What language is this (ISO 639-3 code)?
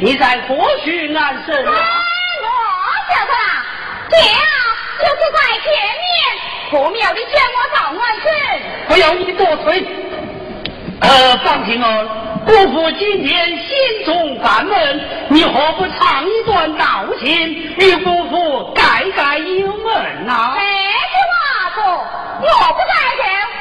zho